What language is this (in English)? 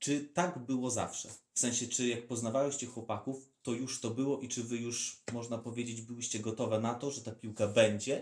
Polish